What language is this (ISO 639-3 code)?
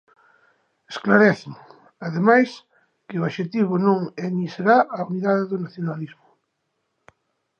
glg